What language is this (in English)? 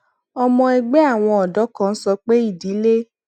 Yoruba